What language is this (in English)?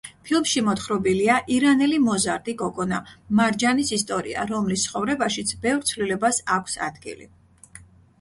Georgian